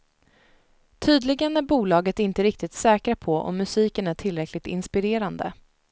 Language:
Swedish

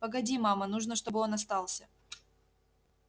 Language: Russian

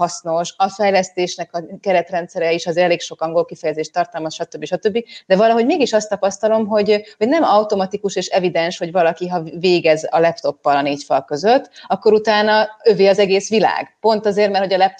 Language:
Hungarian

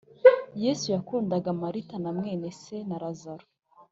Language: Kinyarwanda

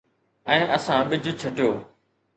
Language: Sindhi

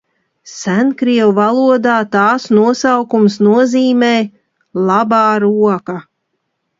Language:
Latvian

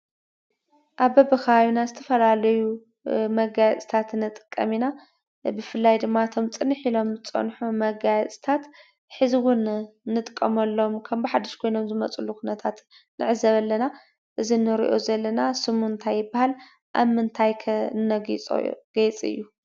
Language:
Tigrinya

